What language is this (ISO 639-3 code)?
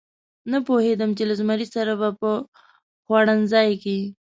pus